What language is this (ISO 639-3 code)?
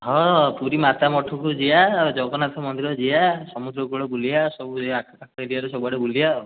ori